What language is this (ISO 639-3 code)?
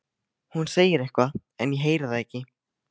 isl